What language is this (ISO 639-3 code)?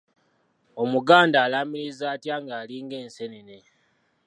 lug